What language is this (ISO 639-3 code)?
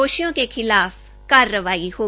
hin